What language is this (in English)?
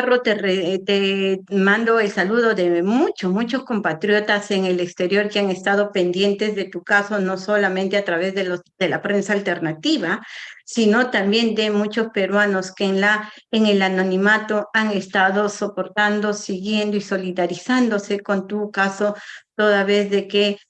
Spanish